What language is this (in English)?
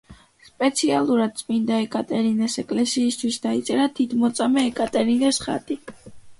Georgian